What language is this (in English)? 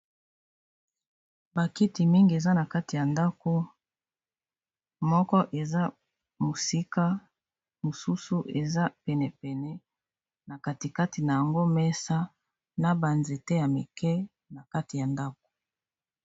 Lingala